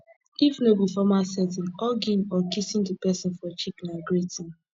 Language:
Nigerian Pidgin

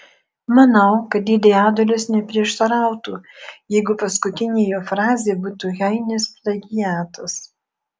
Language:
Lithuanian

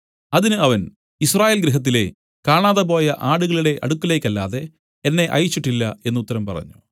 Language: Malayalam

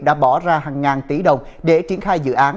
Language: Vietnamese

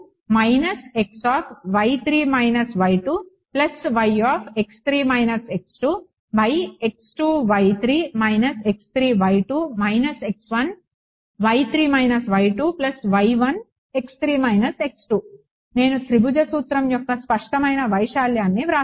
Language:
Telugu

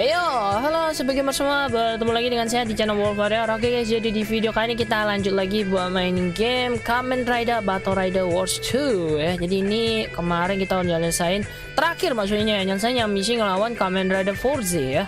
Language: Indonesian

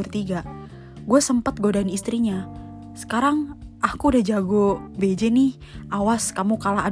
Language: Indonesian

